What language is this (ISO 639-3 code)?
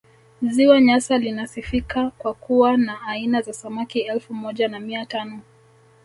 swa